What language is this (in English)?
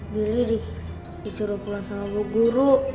Indonesian